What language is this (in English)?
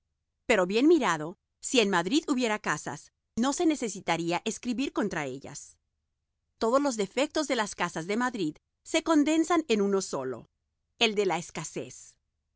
Spanish